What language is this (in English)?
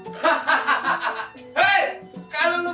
Indonesian